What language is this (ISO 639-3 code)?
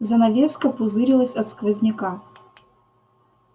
rus